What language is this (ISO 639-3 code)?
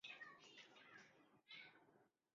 zho